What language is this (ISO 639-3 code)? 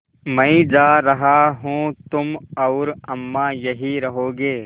hin